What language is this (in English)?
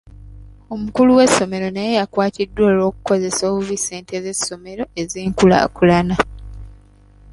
Ganda